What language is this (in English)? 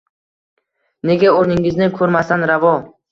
Uzbek